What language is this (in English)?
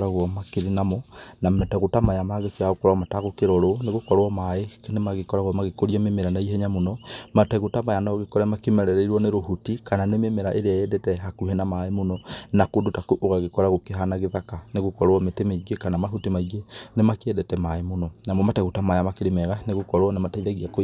Kikuyu